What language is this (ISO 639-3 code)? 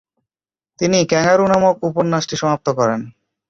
ben